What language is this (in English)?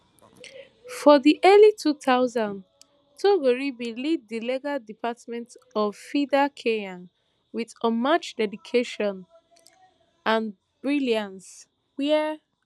Nigerian Pidgin